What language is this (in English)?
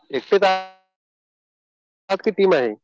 Marathi